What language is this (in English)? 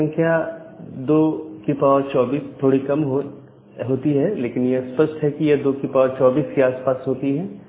Hindi